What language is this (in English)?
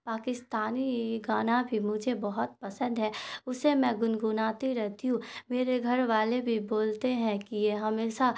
Urdu